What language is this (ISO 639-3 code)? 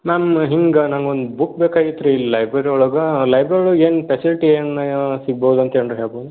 kan